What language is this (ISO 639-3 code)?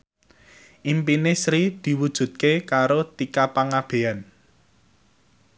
jav